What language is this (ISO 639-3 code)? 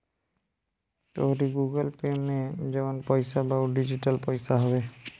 bho